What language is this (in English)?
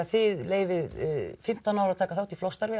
Icelandic